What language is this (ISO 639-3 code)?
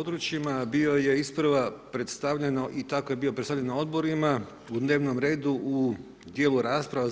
hrv